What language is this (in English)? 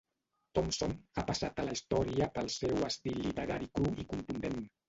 Catalan